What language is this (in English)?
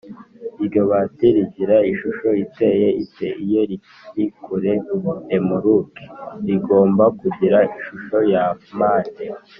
Kinyarwanda